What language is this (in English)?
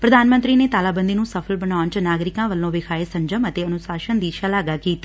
Punjabi